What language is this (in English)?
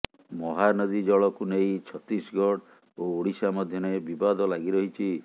Odia